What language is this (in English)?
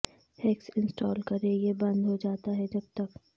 Urdu